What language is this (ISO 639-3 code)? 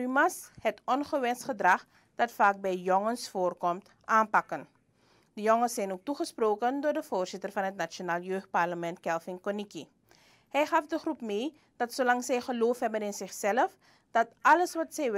nld